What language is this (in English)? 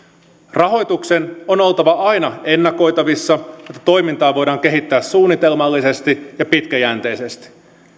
Finnish